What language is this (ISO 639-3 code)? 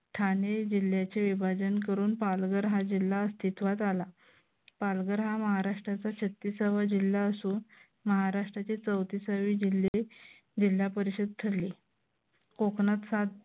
mar